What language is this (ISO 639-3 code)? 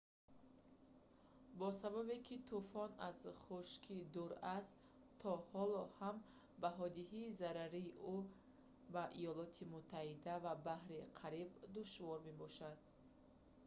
tgk